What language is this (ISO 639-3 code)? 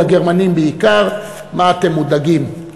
heb